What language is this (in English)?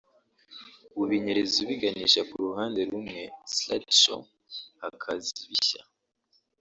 Kinyarwanda